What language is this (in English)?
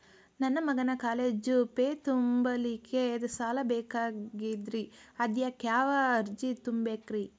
Kannada